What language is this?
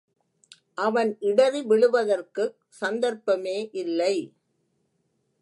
Tamil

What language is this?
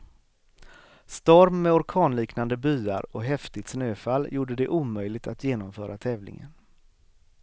Swedish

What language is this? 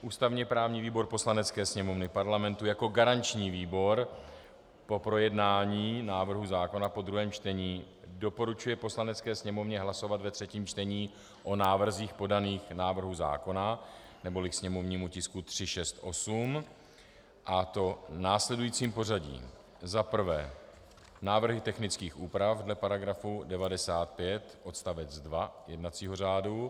Czech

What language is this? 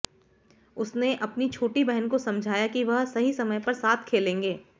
Hindi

